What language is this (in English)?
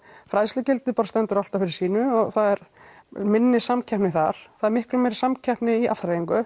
Icelandic